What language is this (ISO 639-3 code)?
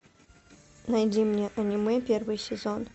rus